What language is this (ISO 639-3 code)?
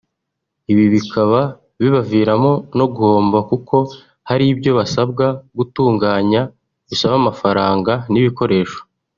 kin